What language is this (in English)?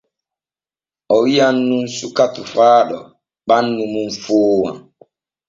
Borgu Fulfulde